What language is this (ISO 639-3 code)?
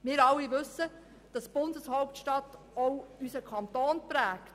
gsw